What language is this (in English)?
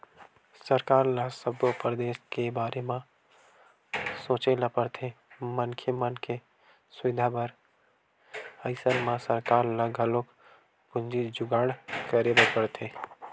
Chhattisgarhi